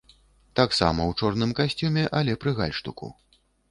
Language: Belarusian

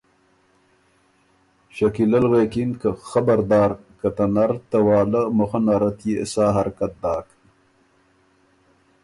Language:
Ormuri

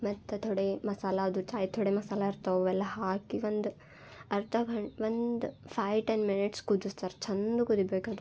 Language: Kannada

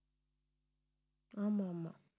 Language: Tamil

